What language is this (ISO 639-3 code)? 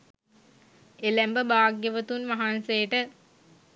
sin